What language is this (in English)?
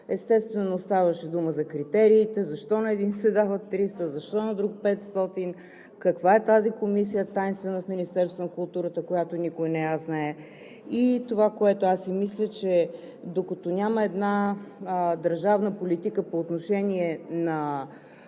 Bulgarian